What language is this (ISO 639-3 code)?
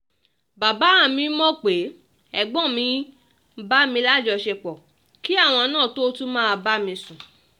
yor